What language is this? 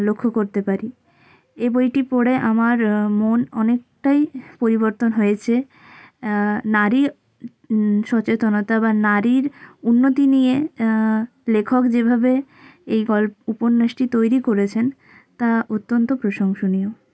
Bangla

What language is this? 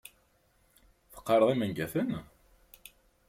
Kabyle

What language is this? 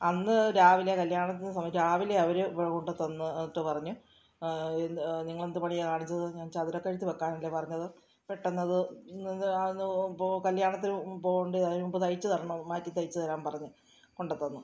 Malayalam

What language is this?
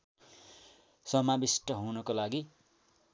Nepali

